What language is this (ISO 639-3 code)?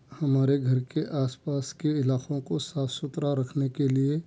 urd